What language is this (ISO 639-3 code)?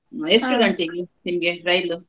kan